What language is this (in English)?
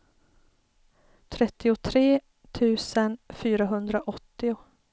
Swedish